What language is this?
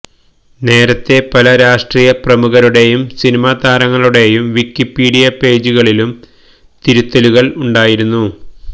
Malayalam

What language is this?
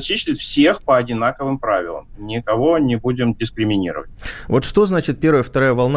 Russian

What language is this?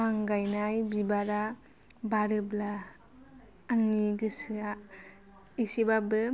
Bodo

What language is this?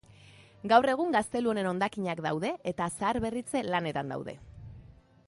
Basque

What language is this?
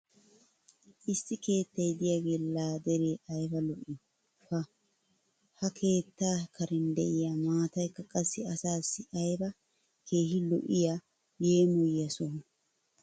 Wolaytta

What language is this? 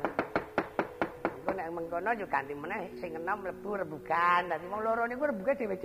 Indonesian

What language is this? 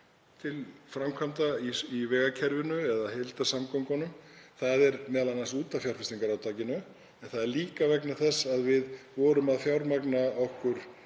Icelandic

